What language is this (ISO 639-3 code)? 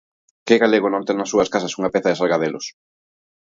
glg